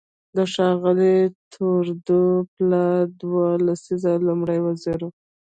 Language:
Pashto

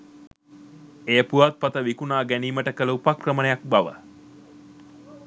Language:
Sinhala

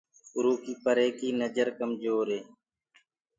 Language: Gurgula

